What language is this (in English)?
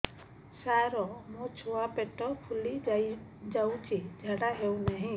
Odia